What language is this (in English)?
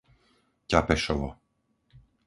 Slovak